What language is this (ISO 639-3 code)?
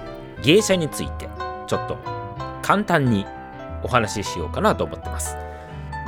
jpn